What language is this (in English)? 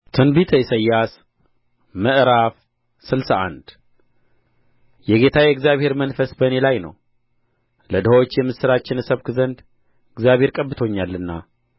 Amharic